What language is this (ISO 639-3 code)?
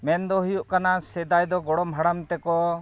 sat